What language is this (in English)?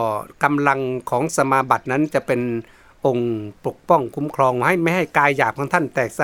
Thai